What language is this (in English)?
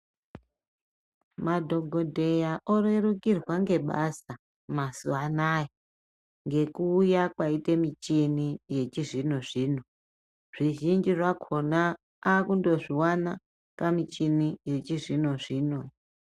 Ndau